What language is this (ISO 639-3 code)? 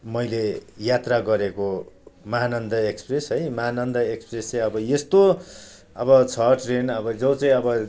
nep